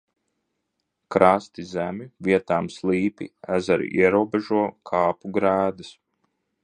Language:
Latvian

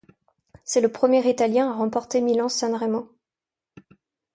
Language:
French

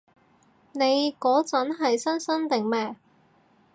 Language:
Cantonese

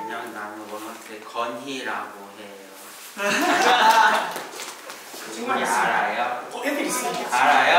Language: Korean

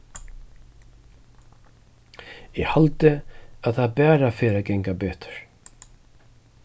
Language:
Faroese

